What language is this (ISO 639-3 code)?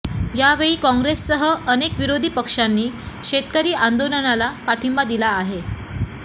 mar